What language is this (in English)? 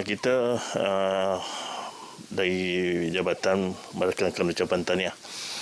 Malay